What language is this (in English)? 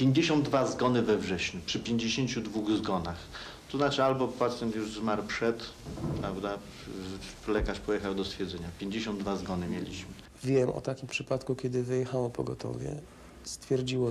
Polish